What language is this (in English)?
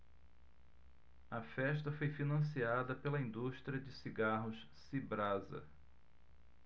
Portuguese